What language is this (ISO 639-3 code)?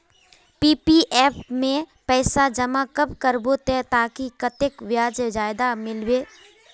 mag